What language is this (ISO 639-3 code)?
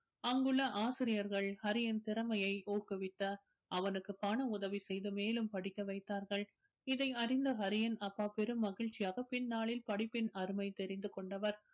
tam